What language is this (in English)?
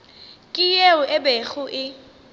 Northern Sotho